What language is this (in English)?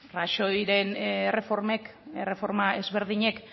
Basque